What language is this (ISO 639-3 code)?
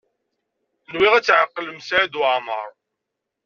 kab